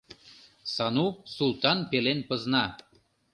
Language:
Mari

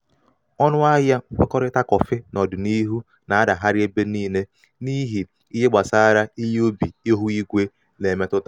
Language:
Igbo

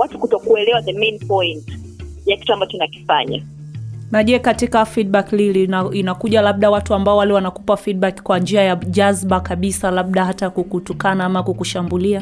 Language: Swahili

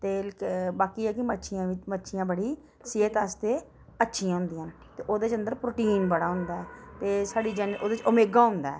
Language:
Dogri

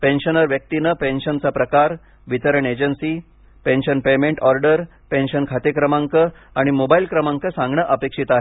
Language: Marathi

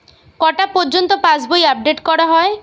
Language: Bangla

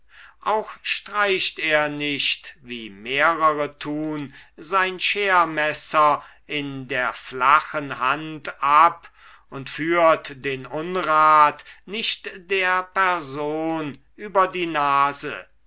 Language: German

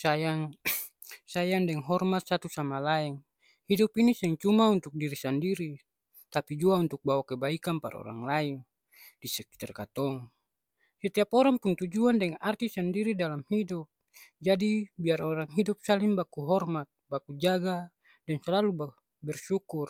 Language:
Ambonese Malay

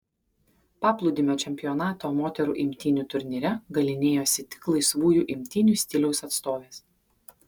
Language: Lithuanian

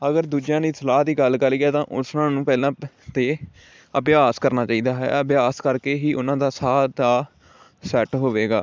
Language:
Punjabi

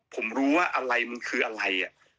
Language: Thai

